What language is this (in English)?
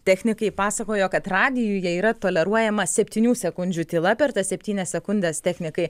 Lithuanian